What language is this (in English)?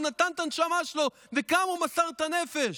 Hebrew